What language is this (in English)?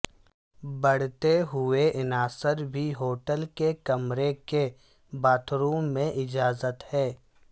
Urdu